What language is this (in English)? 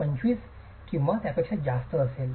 Marathi